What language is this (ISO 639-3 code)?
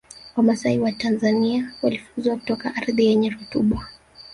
swa